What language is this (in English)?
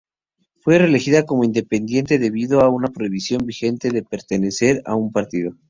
Spanish